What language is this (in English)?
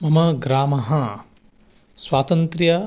Sanskrit